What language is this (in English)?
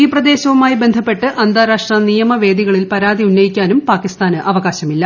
Malayalam